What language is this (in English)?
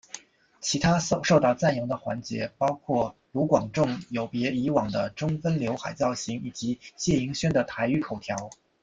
Chinese